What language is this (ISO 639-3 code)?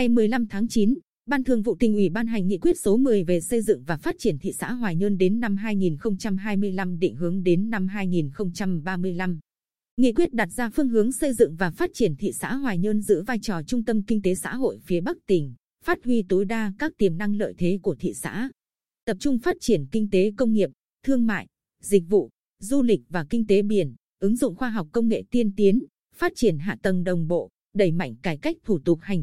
vie